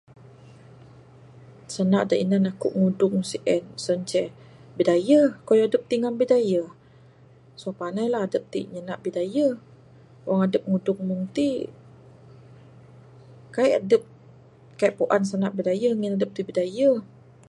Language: Bukar-Sadung Bidayuh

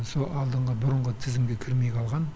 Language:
Kazakh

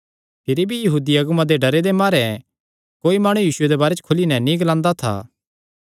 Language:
Kangri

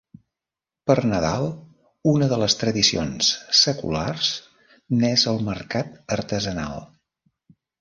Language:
Catalan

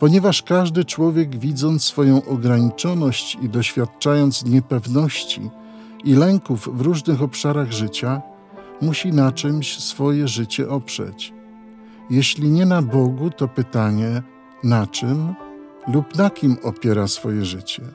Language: Polish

